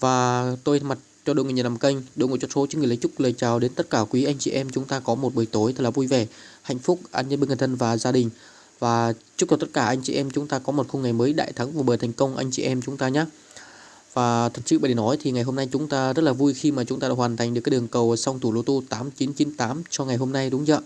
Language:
Vietnamese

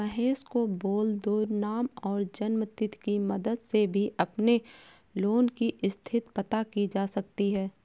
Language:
Hindi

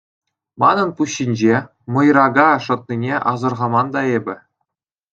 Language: Chuvash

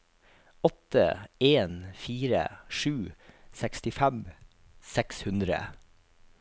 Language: Norwegian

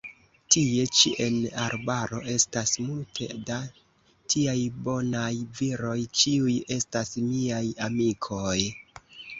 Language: Esperanto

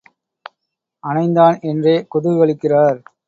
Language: Tamil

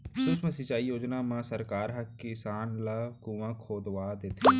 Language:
Chhattisgarhi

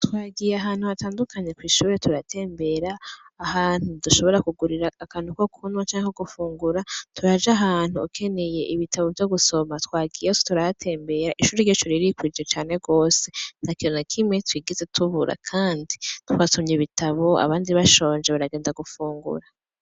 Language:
Rundi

